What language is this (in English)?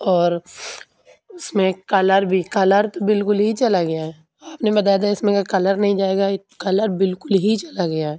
Urdu